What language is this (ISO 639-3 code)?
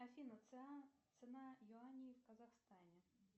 rus